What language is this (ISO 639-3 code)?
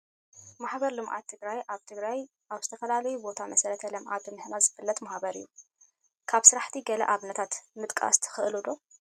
tir